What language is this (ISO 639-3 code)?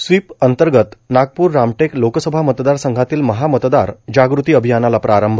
mar